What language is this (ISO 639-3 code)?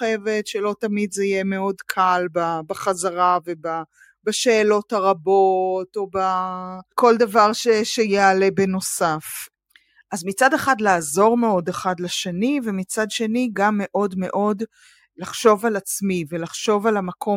heb